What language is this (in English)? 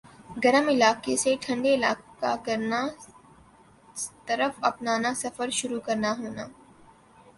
Urdu